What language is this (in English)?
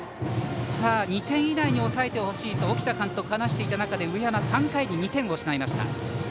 Japanese